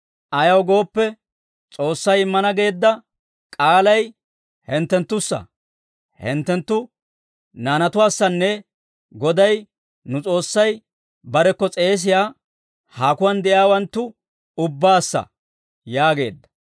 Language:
Dawro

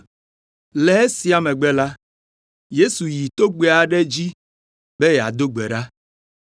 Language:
Ewe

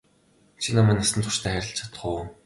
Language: Mongolian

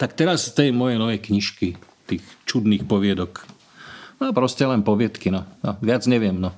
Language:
Slovak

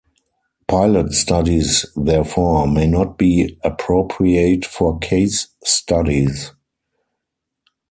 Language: English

